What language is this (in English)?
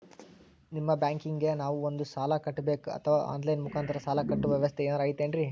Kannada